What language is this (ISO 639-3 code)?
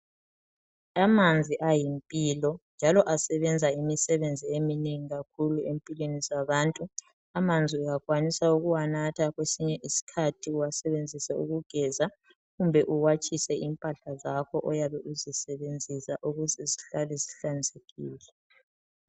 nde